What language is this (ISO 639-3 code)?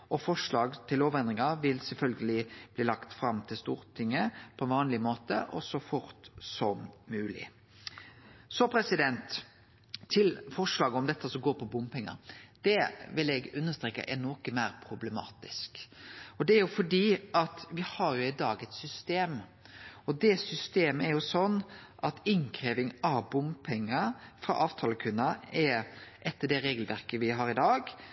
nno